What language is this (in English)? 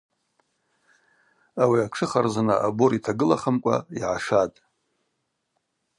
Abaza